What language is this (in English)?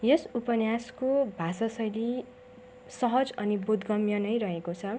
Nepali